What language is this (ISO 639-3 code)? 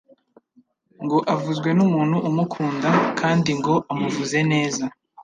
kin